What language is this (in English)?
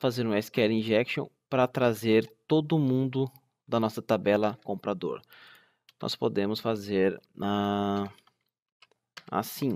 Portuguese